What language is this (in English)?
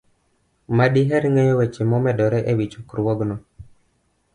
Luo (Kenya and Tanzania)